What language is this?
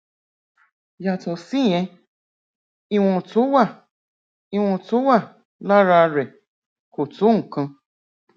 Yoruba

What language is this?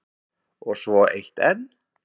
Icelandic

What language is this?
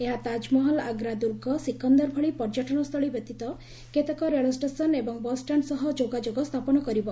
Odia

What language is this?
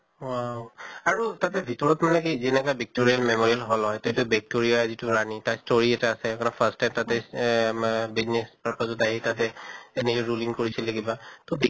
Assamese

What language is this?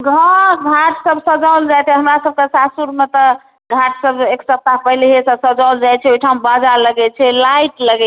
Maithili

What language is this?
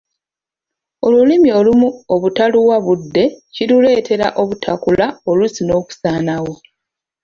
Ganda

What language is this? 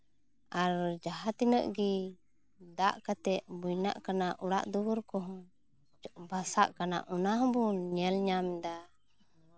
Santali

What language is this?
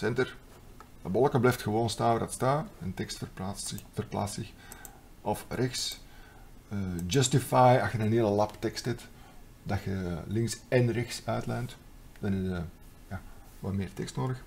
Dutch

